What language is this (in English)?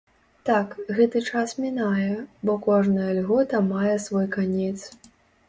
Belarusian